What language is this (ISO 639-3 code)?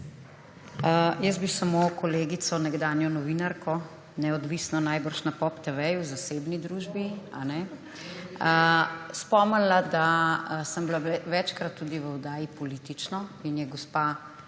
slv